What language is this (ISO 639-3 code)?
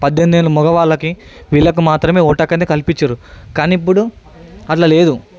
tel